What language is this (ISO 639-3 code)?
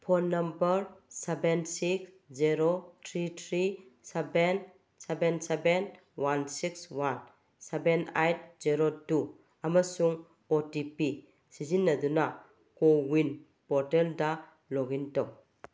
mni